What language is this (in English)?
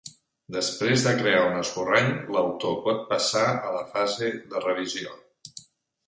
Catalan